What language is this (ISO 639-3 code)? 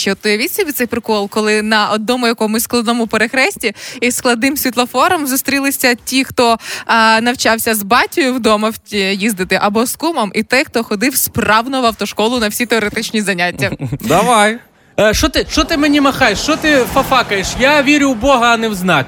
ukr